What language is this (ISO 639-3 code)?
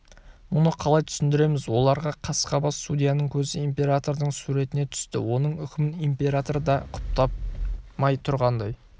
kaz